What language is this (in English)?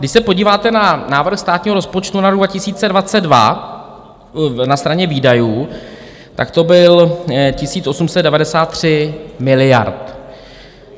Czech